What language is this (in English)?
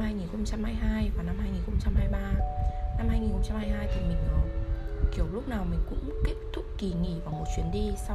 Vietnamese